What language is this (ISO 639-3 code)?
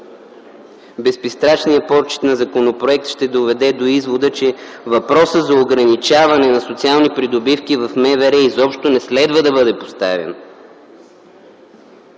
bul